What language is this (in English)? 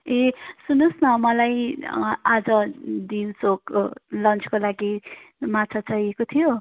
Nepali